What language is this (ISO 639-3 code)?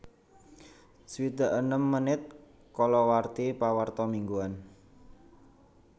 jav